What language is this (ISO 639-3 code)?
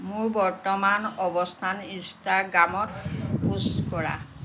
asm